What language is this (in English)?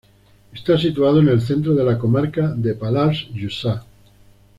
Spanish